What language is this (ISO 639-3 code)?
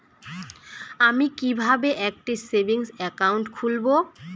ben